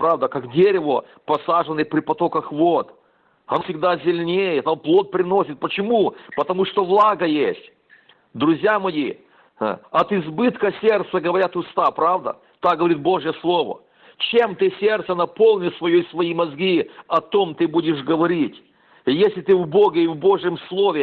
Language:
Russian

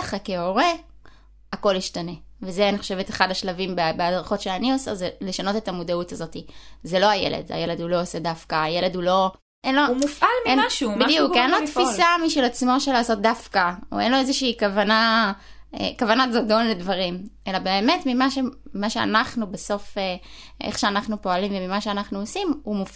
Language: Hebrew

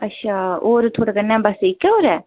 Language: Dogri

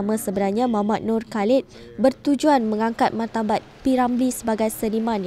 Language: Malay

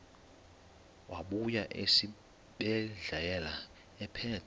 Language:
Xhosa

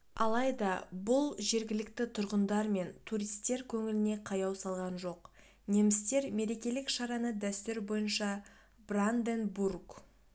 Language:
Kazakh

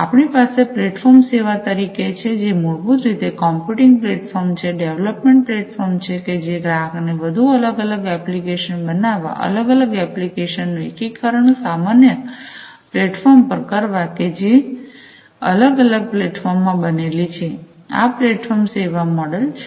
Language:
Gujarati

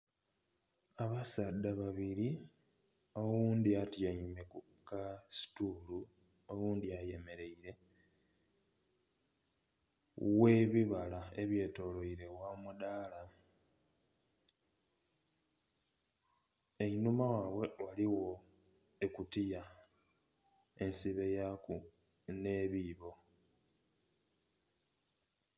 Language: Soga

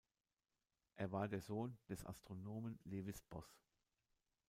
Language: German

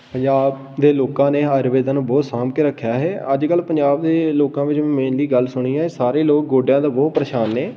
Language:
Punjabi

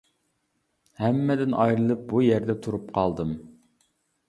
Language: Uyghur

